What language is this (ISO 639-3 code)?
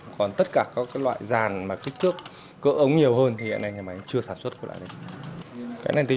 vie